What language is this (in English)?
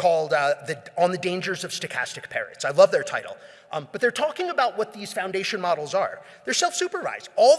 English